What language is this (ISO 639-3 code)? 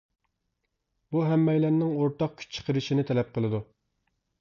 uig